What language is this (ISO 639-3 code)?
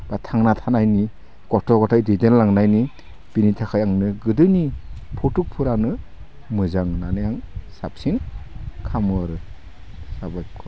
brx